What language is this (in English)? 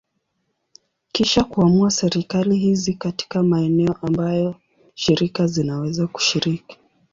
Swahili